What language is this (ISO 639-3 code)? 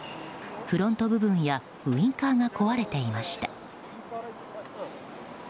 jpn